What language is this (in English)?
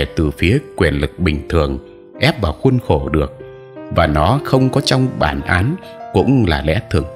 Vietnamese